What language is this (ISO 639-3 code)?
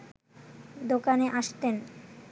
ben